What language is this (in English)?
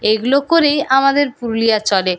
Bangla